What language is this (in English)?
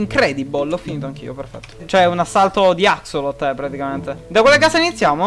Italian